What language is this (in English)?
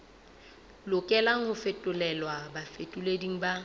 Southern Sotho